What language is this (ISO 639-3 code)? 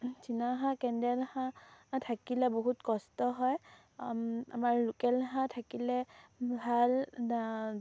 asm